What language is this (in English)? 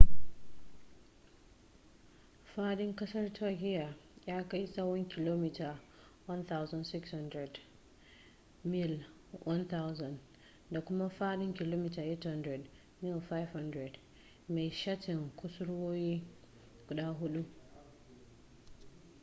Hausa